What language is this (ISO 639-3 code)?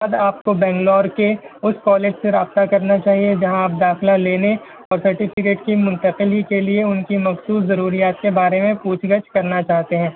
urd